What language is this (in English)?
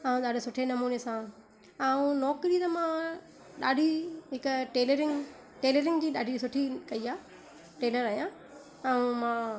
Sindhi